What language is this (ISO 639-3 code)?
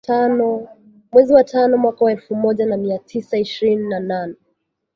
swa